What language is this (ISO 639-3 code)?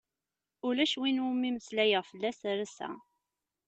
kab